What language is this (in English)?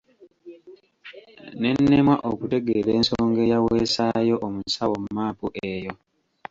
Ganda